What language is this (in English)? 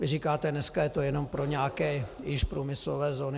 Czech